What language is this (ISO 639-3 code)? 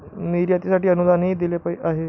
mar